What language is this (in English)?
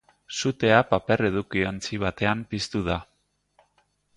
Basque